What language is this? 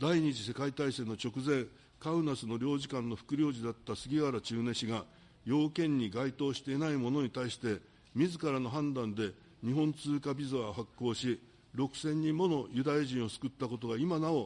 Japanese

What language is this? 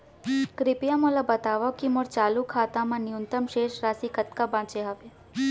Chhattisgarhi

